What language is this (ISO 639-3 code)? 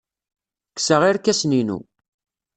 kab